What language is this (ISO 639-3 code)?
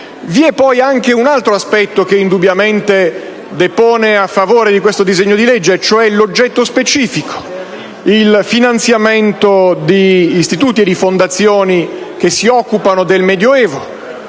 ita